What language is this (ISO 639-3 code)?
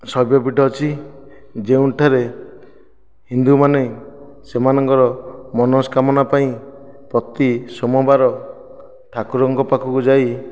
ori